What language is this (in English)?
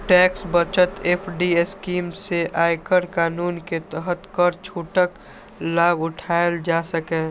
Maithili